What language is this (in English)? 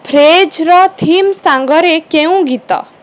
Odia